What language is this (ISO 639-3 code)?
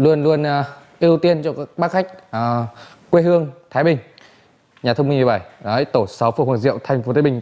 vie